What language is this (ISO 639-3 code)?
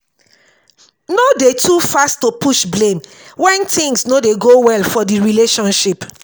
pcm